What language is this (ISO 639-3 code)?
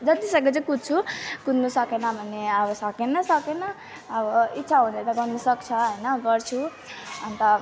nep